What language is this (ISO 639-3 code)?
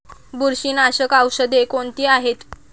mar